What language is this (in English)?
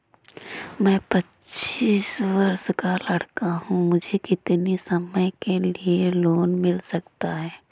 Hindi